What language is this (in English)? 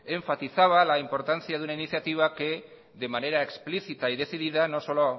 Spanish